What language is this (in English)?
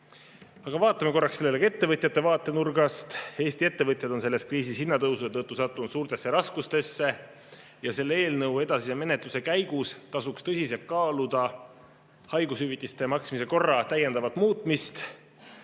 Estonian